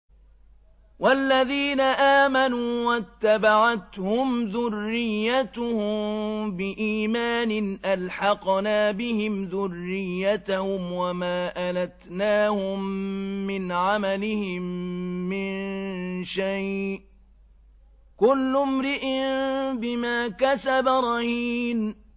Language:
Arabic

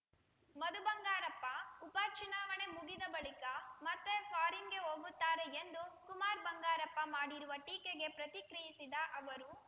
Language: Kannada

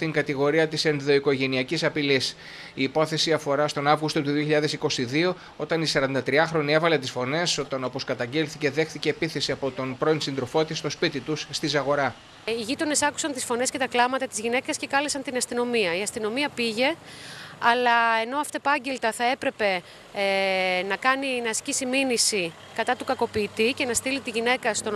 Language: Greek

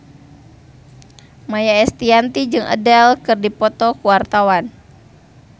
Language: Sundanese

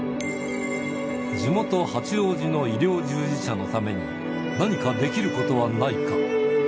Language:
Japanese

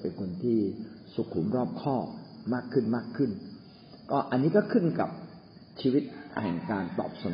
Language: Thai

